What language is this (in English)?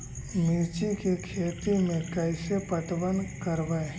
Magahi